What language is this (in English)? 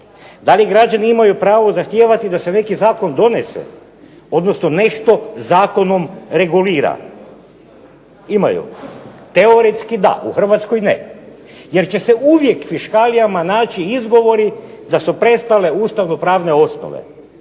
Croatian